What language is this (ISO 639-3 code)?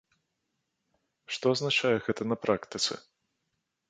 bel